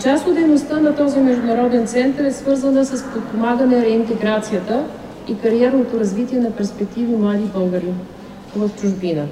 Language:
Bulgarian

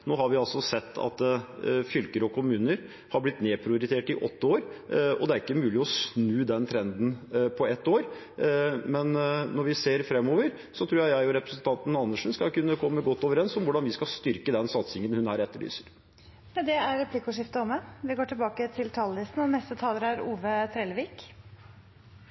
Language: Norwegian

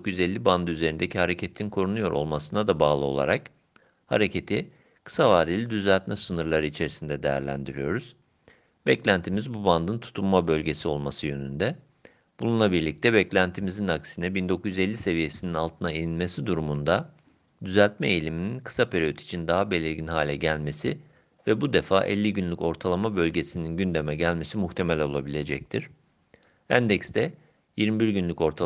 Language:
Turkish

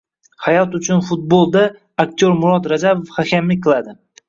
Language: Uzbek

